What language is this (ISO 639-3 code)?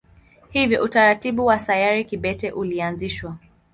swa